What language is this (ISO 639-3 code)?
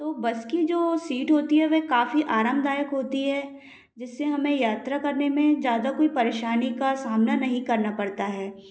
hin